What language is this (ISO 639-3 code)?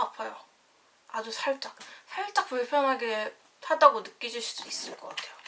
kor